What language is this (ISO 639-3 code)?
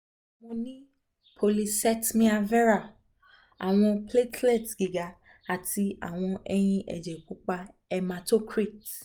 yor